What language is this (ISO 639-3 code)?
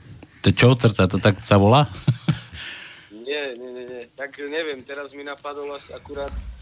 slk